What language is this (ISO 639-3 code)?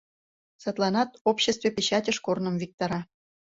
chm